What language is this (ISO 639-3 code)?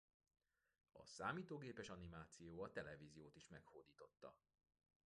hun